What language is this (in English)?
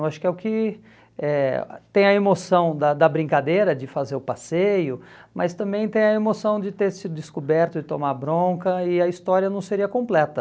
Portuguese